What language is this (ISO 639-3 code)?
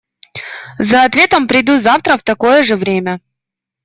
rus